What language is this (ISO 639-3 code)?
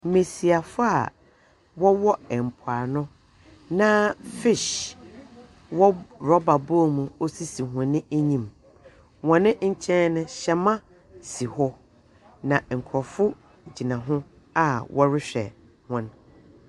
aka